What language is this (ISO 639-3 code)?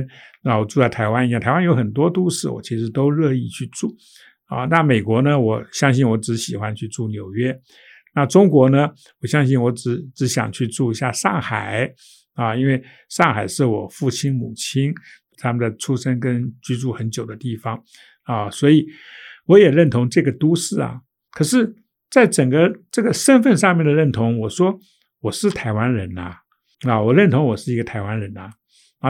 zho